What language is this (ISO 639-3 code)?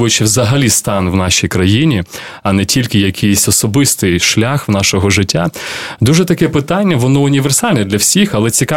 ukr